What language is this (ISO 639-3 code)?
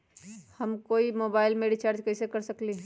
mag